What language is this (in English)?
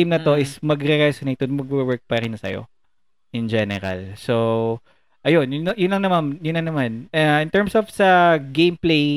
Filipino